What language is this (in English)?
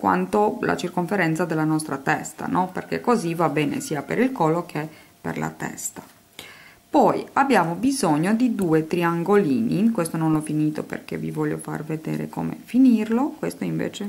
Italian